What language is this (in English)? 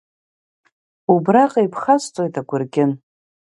Abkhazian